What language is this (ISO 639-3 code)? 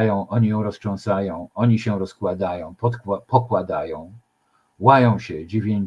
pol